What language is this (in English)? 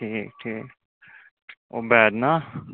Kashmiri